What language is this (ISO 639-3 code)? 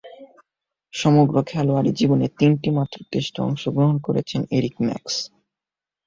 ben